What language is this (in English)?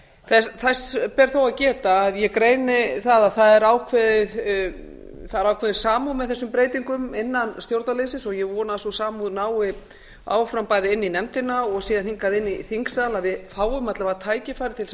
Icelandic